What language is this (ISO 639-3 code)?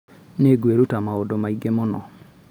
kik